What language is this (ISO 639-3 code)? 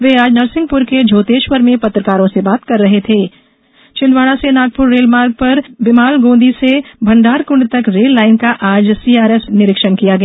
hin